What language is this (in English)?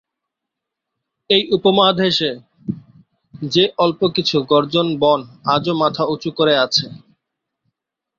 Bangla